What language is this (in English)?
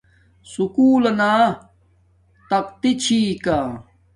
Domaaki